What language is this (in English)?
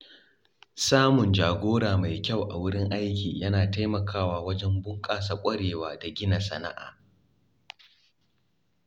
Hausa